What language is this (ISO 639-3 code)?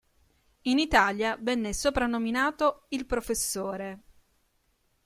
ita